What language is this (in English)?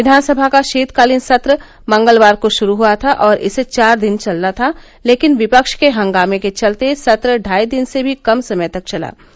Hindi